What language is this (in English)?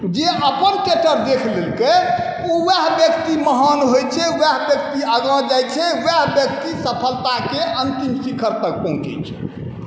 Maithili